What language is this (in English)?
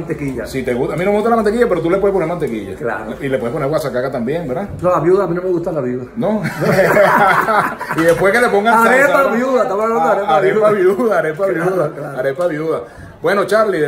Spanish